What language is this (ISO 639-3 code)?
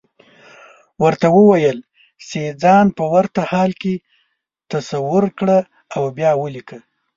pus